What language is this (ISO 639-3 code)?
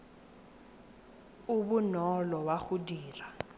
tsn